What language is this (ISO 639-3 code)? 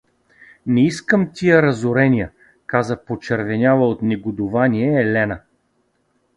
bul